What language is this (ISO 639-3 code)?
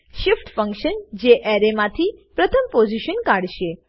guj